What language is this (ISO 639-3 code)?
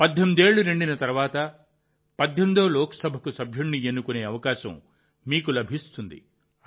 tel